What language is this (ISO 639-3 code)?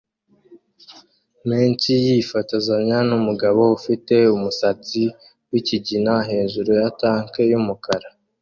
kin